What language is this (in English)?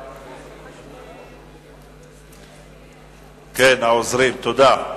Hebrew